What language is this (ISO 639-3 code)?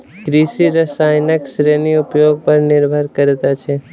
mai